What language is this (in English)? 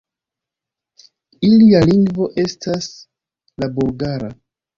Esperanto